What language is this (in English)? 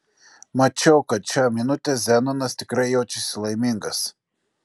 Lithuanian